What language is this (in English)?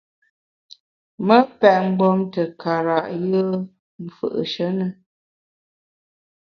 Bamun